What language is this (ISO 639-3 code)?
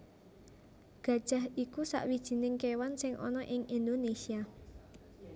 jav